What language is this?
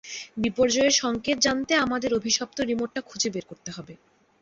Bangla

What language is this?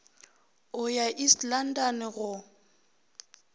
Northern Sotho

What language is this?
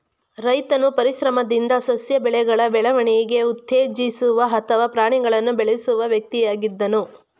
Kannada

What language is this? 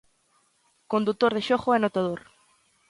Galician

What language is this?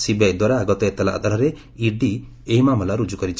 Odia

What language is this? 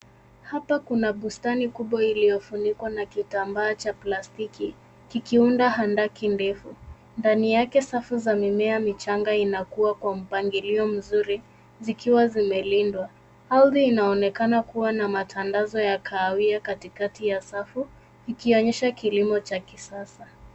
Swahili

